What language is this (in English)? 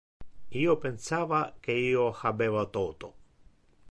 Interlingua